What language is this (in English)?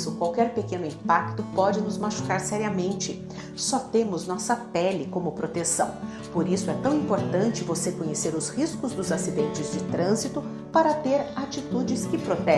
Portuguese